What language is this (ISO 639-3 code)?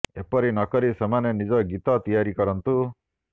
ori